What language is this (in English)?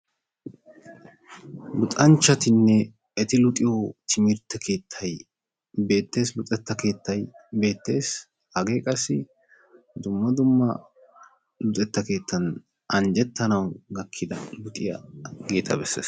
Wolaytta